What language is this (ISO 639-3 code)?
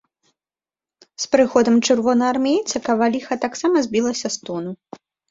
bel